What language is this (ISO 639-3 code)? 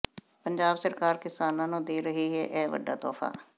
pan